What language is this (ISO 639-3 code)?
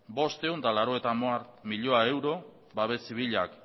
eus